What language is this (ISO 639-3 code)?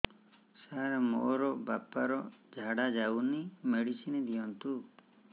ori